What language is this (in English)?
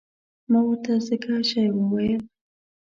Pashto